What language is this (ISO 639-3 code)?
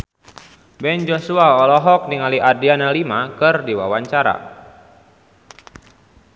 sun